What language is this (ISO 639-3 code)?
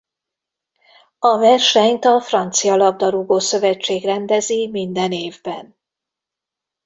hun